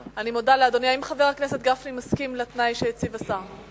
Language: Hebrew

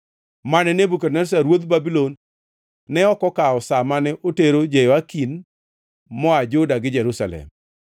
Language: Luo (Kenya and Tanzania)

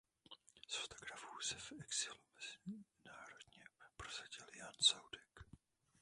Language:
Czech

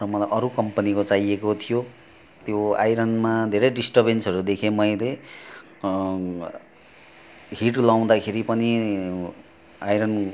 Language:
Nepali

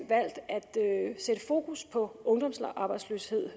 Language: Danish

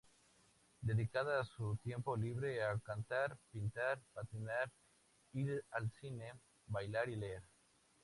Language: Spanish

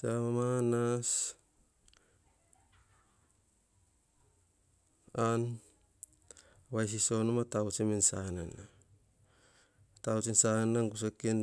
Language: Hahon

